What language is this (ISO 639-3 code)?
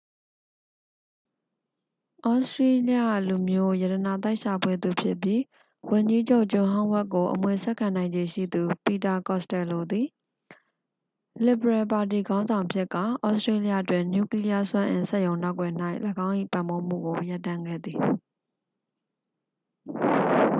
mya